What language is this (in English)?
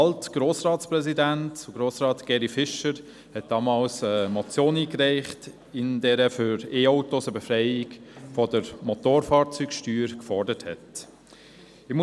Swiss German